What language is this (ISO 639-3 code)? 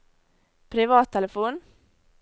nor